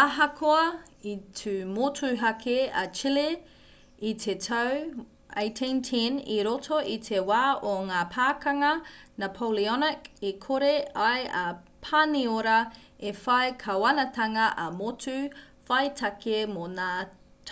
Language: Māori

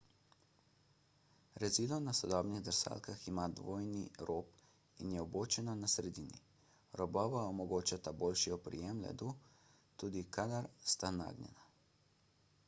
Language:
Slovenian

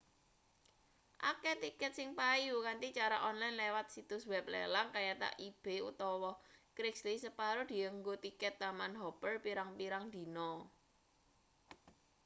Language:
Javanese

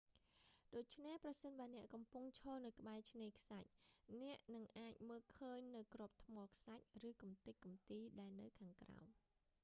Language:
Khmer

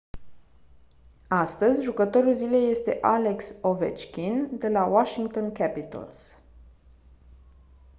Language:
Romanian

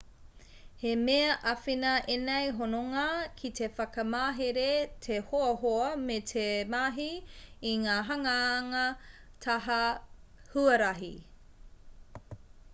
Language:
Māori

